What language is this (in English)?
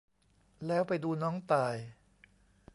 Thai